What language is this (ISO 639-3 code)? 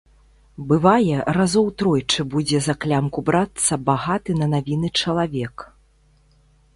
bel